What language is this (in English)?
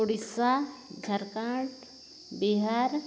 Santali